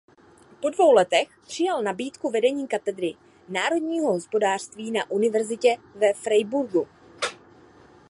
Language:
Czech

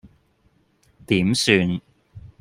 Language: Cantonese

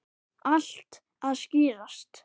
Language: Icelandic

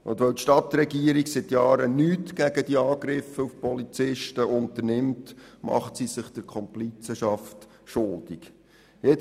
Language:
Swiss German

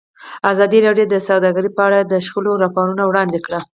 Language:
Pashto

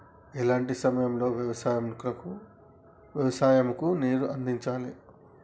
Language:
Telugu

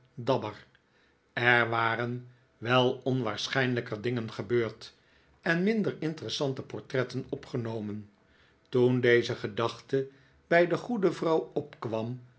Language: Dutch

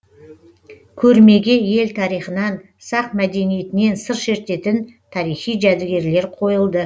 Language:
Kazakh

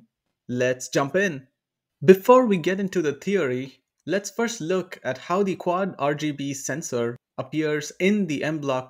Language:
English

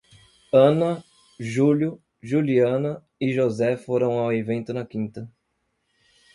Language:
Portuguese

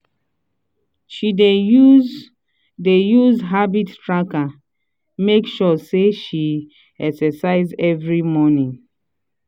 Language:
Nigerian Pidgin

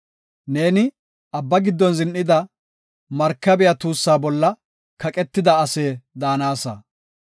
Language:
Gofa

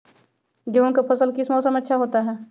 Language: Magahi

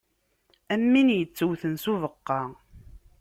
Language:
Kabyle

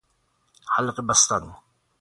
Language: Persian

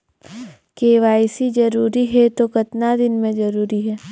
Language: Chhattisgarhi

